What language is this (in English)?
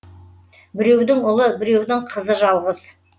Kazakh